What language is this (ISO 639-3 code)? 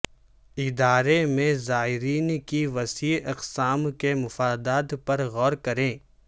urd